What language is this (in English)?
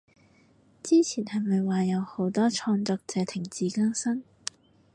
Cantonese